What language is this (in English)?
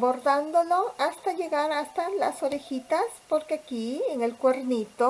Spanish